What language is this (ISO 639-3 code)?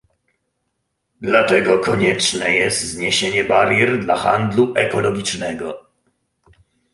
pol